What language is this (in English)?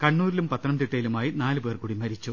Malayalam